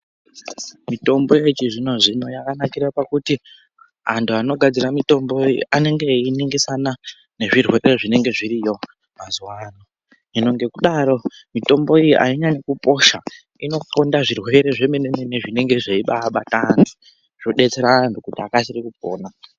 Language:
Ndau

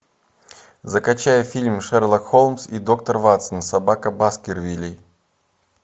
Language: Russian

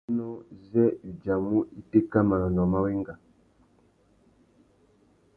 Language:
Tuki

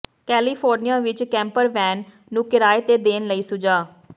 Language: Punjabi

